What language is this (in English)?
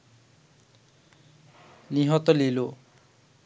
Bangla